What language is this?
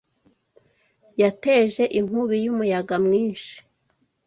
Kinyarwanda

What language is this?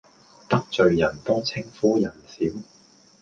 Cantonese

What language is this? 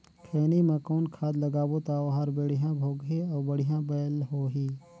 Chhattisgarhi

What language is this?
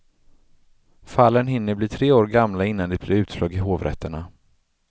Swedish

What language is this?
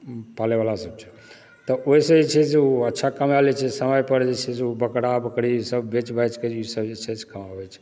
Maithili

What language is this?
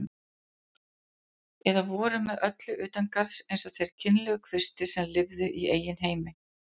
Icelandic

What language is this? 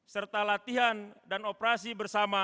Indonesian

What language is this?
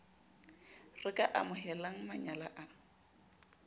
Southern Sotho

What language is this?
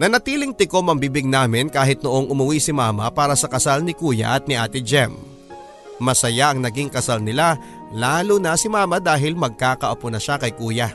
Filipino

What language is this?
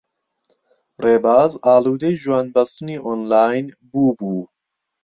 Central Kurdish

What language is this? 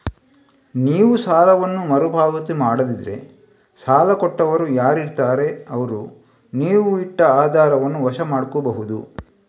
Kannada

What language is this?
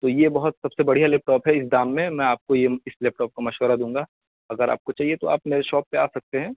Urdu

